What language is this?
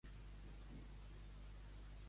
Catalan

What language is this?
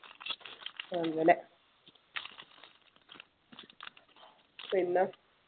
Malayalam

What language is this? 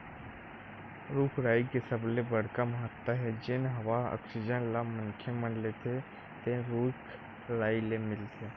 Chhattisgarhi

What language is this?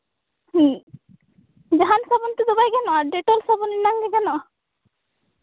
Santali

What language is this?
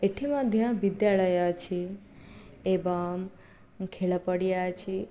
Odia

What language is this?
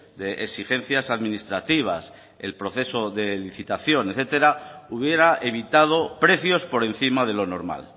Spanish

